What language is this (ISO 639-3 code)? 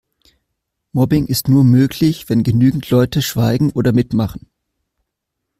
deu